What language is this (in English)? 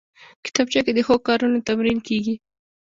Pashto